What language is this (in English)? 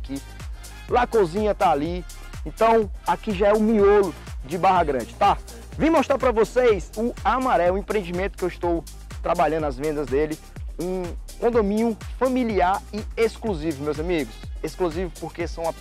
Portuguese